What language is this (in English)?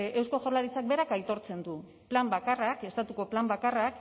Basque